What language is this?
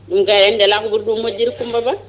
Fula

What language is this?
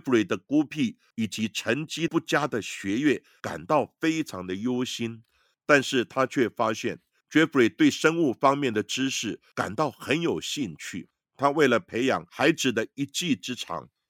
Chinese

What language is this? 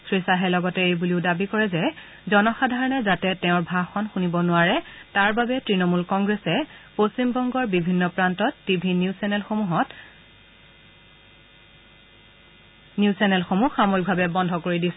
Assamese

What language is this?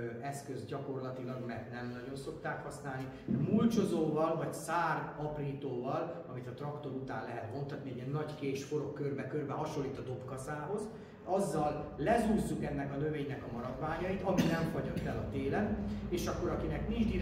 Hungarian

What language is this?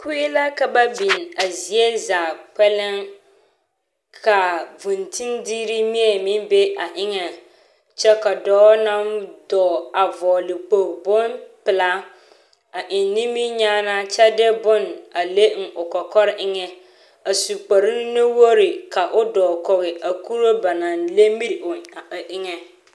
Southern Dagaare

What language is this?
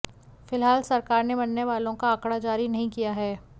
Hindi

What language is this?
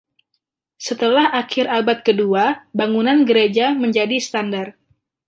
Indonesian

